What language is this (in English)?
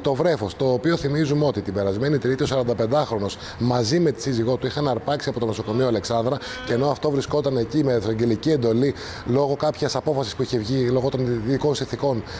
Greek